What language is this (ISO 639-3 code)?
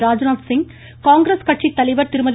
tam